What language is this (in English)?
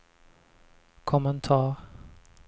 Swedish